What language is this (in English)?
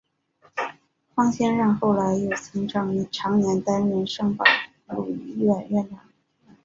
Chinese